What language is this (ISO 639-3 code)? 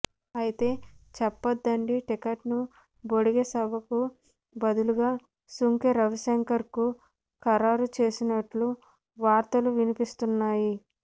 tel